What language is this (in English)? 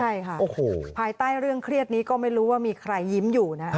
Thai